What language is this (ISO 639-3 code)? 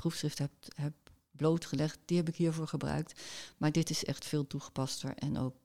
nld